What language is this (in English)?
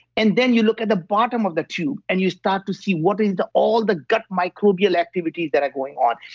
English